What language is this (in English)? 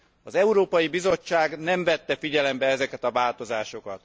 Hungarian